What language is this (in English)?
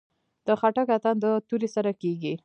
Pashto